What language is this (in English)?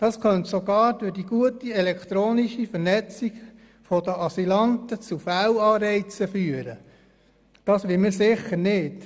Swiss German